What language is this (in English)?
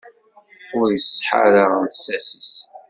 Kabyle